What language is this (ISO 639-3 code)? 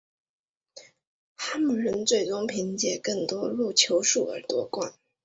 zho